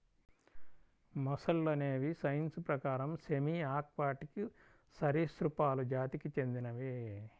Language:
Telugu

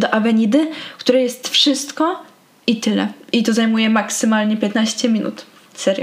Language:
Polish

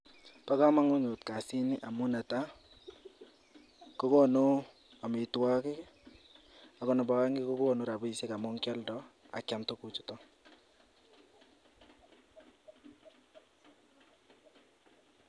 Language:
Kalenjin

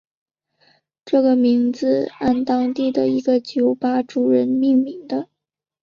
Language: Chinese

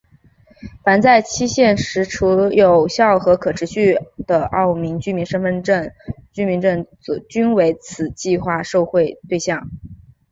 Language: Chinese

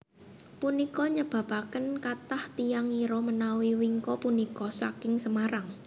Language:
Javanese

